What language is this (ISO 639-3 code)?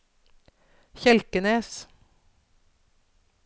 nor